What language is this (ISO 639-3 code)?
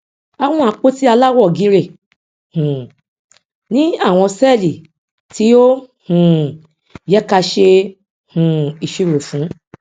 yor